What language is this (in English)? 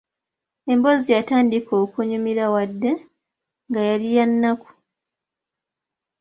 Ganda